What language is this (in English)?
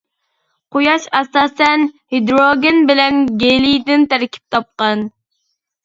Uyghur